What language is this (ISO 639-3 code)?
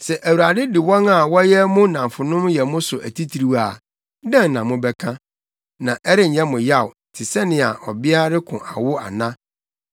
aka